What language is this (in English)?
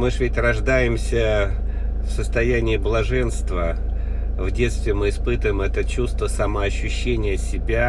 Russian